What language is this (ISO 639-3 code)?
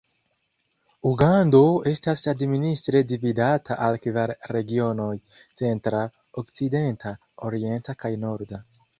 epo